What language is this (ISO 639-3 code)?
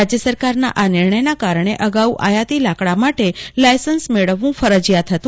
guj